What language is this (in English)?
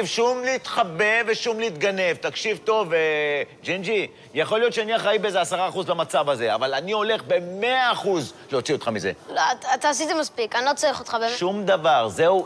Hebrew